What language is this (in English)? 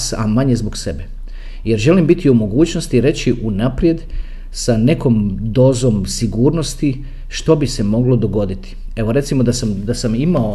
Croatian